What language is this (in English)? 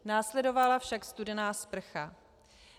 Czech